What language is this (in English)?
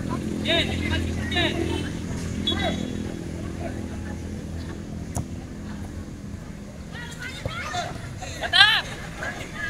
Indonesian